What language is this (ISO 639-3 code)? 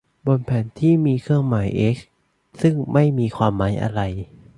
tha